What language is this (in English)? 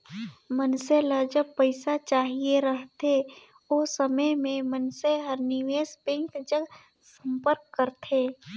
Chhattisgarhi